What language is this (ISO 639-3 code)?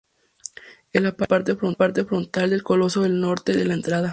spa